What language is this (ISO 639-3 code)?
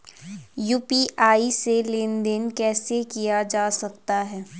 hin